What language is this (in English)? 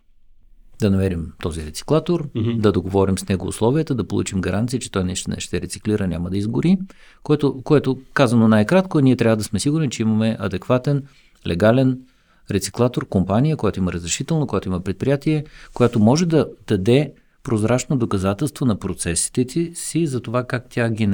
Bulgarian